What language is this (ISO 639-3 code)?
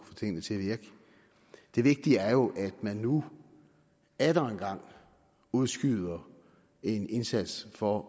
dan